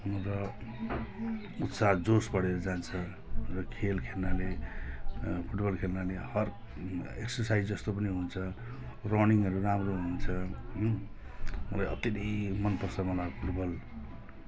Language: Nepali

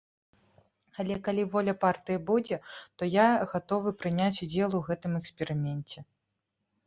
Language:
Belarusian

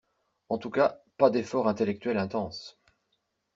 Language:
French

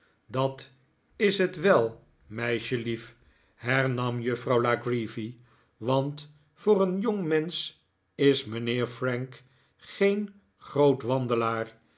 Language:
Dutch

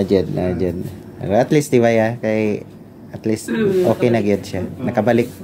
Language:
Filipino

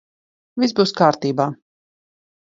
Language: Latvian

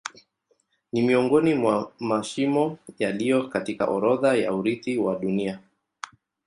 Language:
Swahili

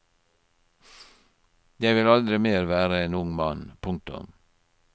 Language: Norwegian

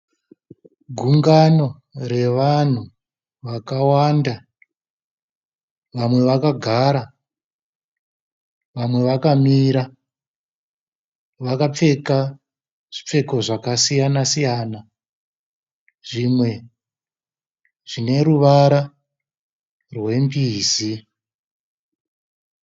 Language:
Shona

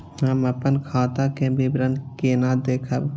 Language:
Maithili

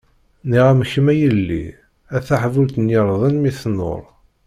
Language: Kabyle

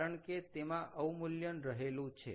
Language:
Gujarati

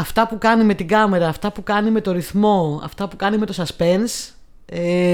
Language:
Greek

